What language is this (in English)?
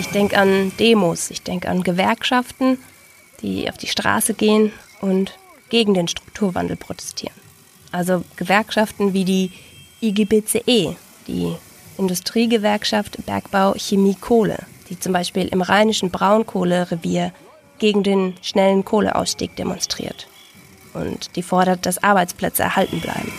German